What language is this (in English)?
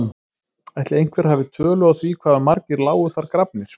Icelandic